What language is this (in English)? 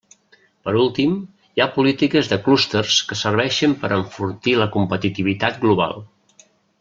Catalan